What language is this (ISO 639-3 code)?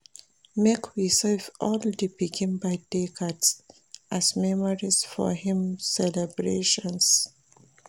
pcm